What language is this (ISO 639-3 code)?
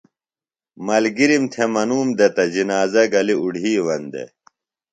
phl